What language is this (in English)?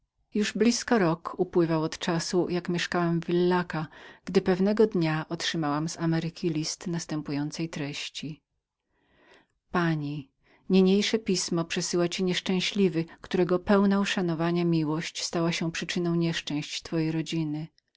Polish